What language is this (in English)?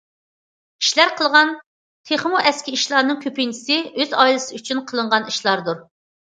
Uyghur